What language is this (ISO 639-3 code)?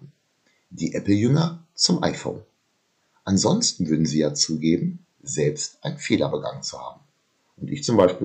deu